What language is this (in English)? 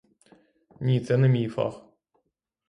Ukrainian